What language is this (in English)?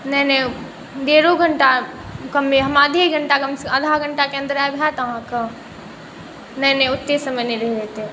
Maithili